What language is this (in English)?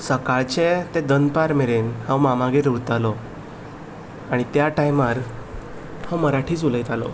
Konkani